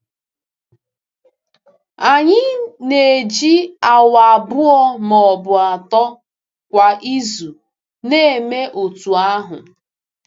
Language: Igbo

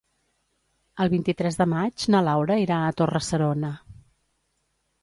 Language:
Catalan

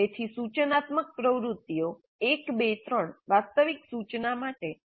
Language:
Gujarati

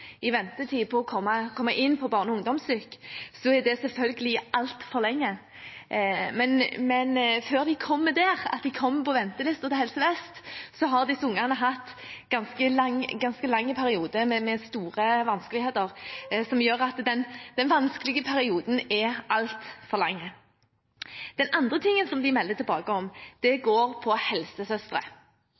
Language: Norwegian Bokmål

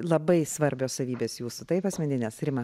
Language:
Lithuanian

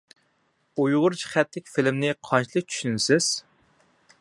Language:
Uyghur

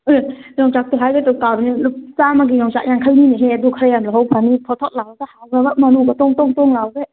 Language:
Manipuri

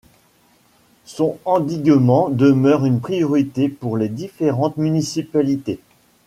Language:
French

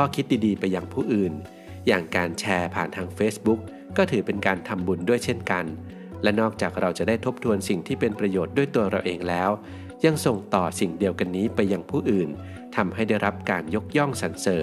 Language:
Thai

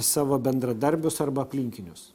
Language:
Lithuanian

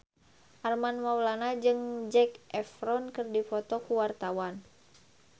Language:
Sundanese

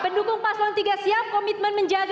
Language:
Indonesian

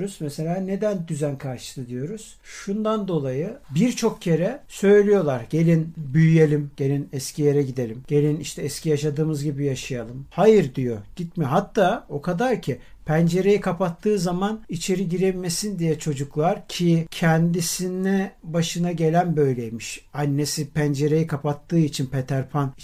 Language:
Turkish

